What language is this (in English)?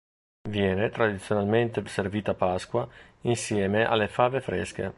Italian